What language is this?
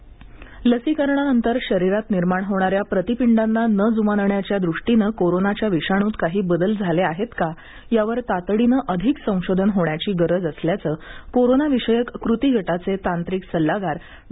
Marathi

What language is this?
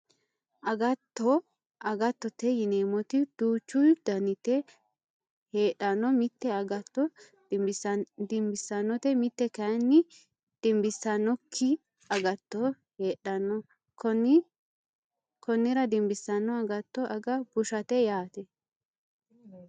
Sidamo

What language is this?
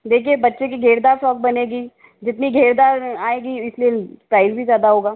Hindi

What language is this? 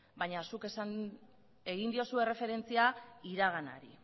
Basque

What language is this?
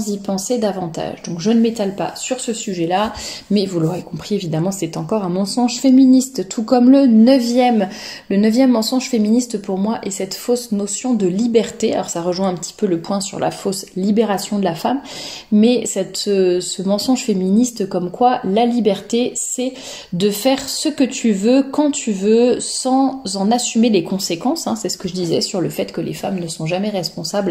French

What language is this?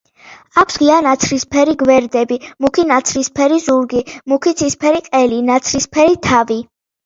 Georgian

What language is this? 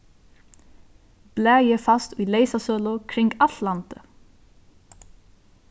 Faroese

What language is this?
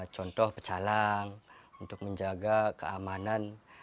Indonesian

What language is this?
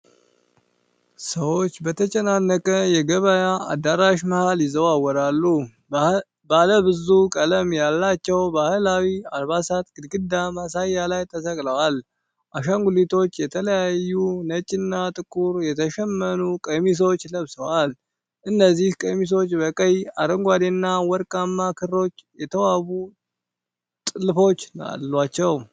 Amharic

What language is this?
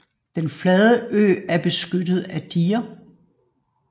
Danish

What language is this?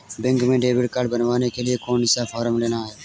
Hindi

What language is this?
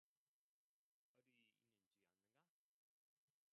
Korean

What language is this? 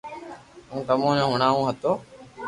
Loarki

